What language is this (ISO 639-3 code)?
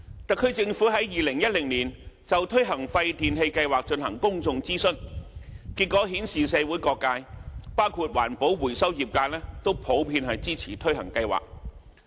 yue